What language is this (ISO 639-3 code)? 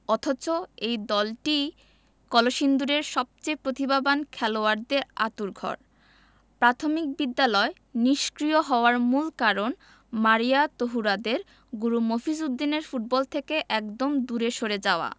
ben